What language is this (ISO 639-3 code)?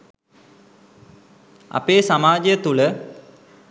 sin